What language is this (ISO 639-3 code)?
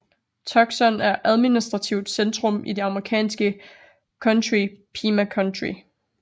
dan